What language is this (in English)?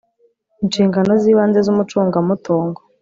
Kinyarwanda